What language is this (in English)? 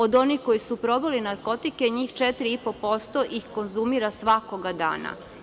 Serbian